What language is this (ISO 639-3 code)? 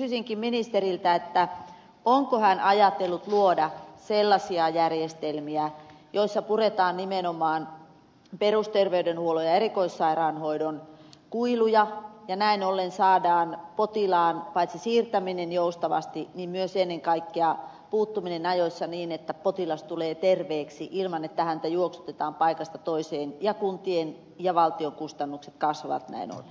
fin